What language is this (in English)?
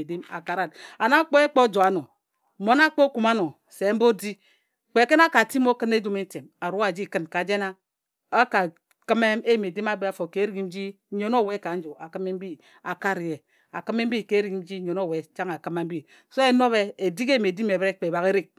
Ejagham